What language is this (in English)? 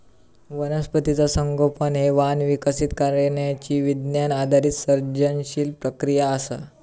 Marathi